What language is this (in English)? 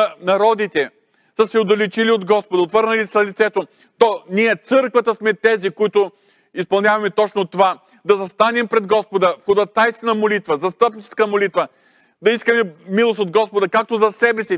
Bulgarian